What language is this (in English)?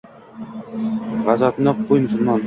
Uzbek